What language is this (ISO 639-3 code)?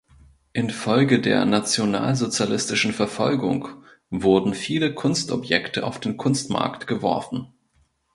deu